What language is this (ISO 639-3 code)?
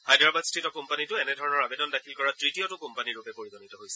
asm